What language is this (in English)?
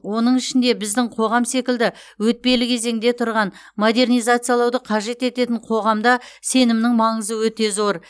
Kazakh